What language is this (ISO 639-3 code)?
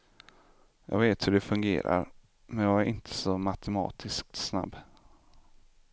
swe